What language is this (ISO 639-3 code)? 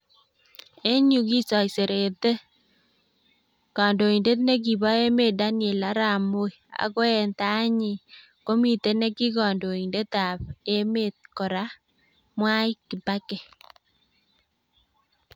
kln